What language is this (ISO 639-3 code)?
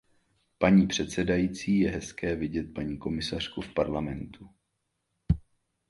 ces